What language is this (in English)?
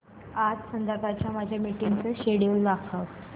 Marathi